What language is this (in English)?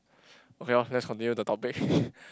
English